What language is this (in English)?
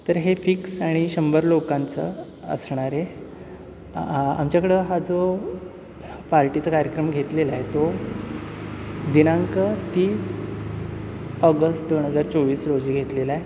Marathi